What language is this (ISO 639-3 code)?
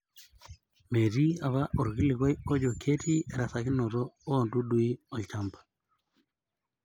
mas